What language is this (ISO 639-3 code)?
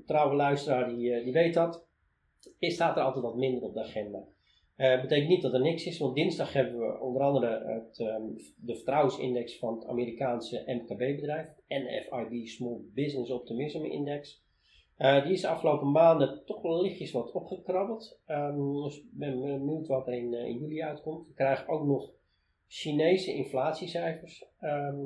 nld